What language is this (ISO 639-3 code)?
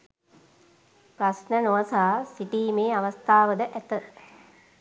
sin